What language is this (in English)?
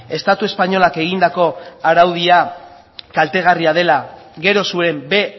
Basque